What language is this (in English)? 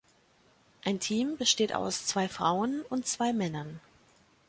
German